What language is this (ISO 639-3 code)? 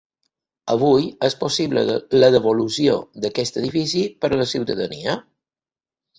cat